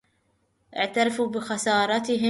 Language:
Arabic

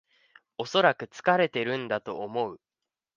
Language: Japanese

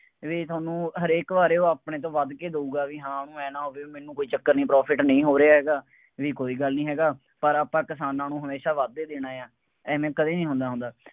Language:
Punjabi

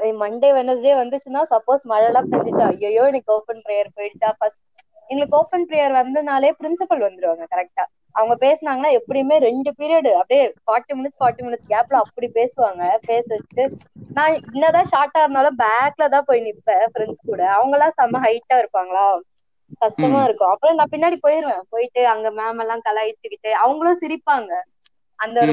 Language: Tamil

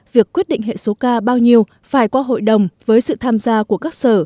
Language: Vietnamese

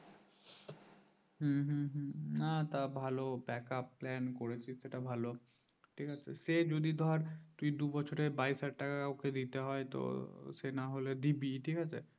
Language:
Bangla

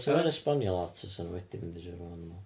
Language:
Welsh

